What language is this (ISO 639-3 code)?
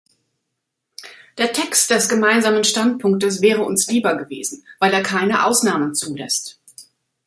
deu